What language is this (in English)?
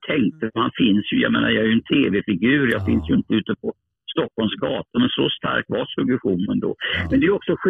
Swedish